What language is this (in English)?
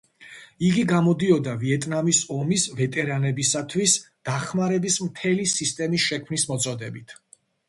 Georgian